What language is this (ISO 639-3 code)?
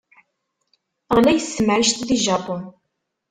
kab